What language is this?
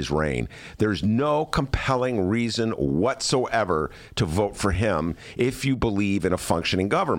English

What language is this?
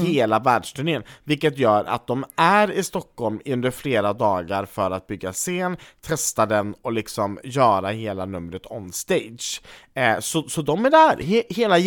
Swedish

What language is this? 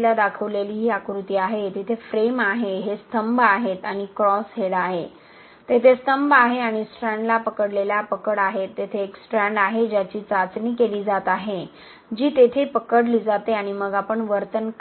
Marathi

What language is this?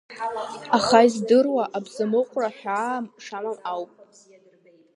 Abkhazian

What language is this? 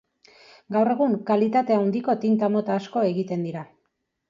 Basque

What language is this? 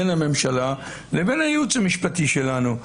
Hebrew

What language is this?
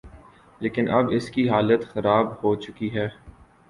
Urdu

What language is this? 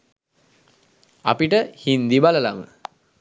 Sinhala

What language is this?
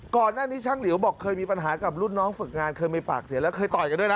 Thai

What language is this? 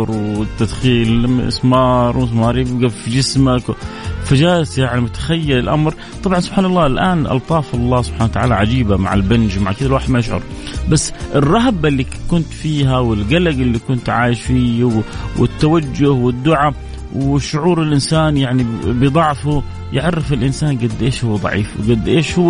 Arabic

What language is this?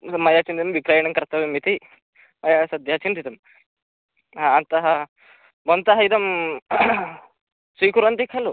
Sanskrit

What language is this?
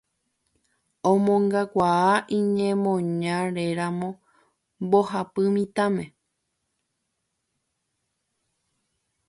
Guarani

